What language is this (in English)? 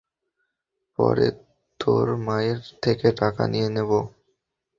Bangla